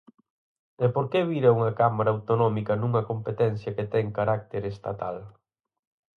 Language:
Galician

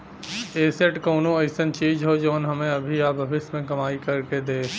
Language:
Bhojpuri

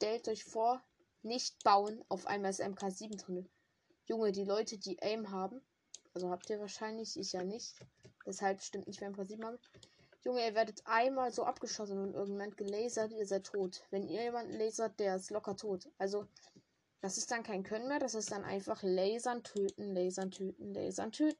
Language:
German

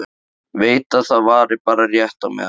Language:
Icelandic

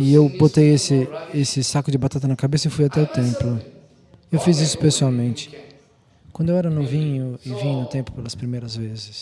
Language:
Portuguese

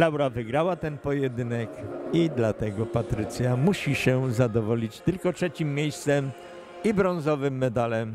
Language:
Polish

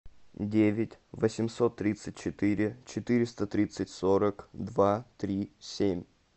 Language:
Russian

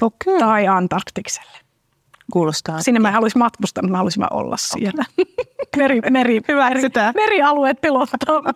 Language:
Finnish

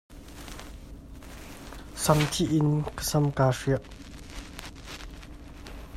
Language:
Hakha Chin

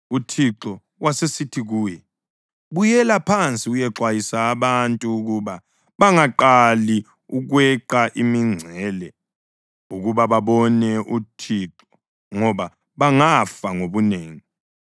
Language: North Ndebele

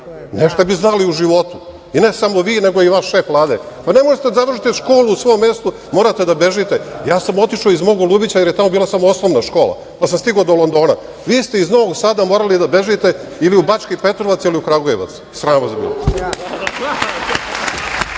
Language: Serbian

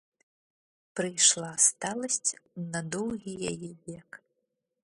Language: Belarusian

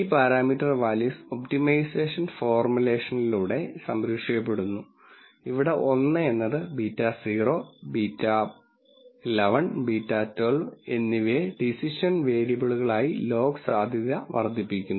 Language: Malayalam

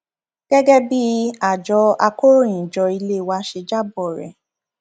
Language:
Yoruba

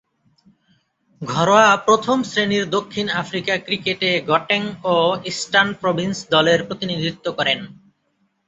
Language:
Bangla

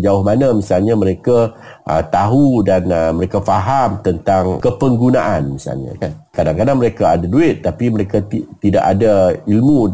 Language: Malay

